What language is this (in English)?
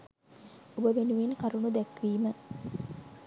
Sinhala